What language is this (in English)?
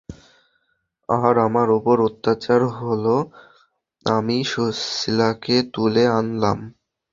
Bangla